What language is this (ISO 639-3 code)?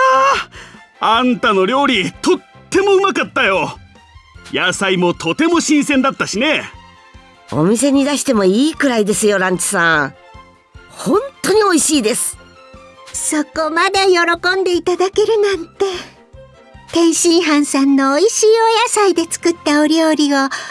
jpn